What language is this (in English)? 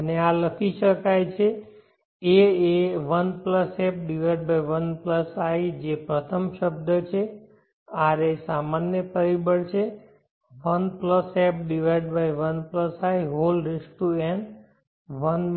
Gujarati